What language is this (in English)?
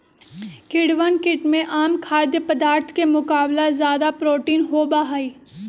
Magahi